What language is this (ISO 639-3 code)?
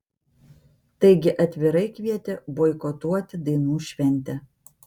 lit